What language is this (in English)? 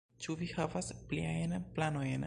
Esperanto